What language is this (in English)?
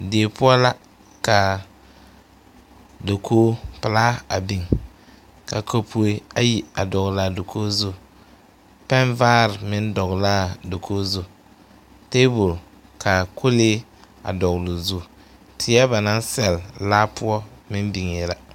Southern Dagaare